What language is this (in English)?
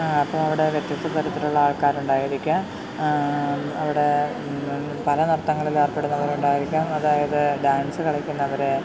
Malayalam